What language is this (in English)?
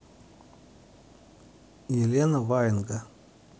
Russian